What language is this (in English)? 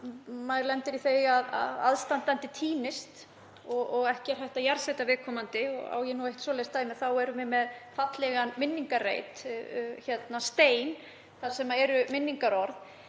Icelandic